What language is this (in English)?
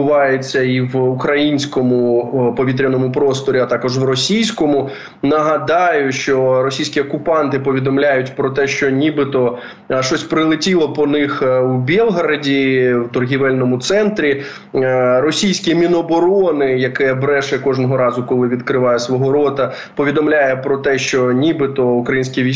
Ukrainian